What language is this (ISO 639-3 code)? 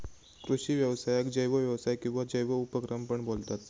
mar